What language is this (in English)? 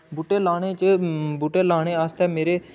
Dogri